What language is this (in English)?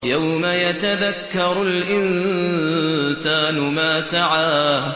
Arabic